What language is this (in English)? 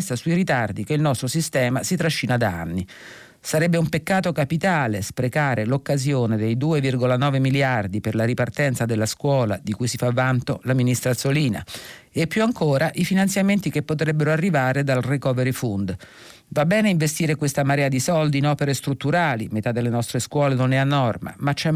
Italian